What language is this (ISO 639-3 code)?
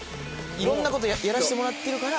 jpn